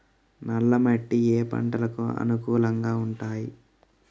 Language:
Telugu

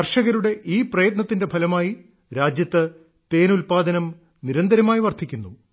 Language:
Malayalam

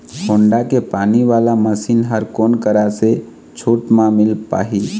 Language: Chhattisgarhi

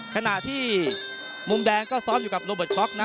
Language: Thai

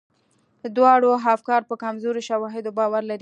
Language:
Pashto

